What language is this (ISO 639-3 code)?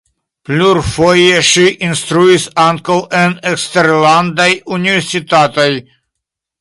epo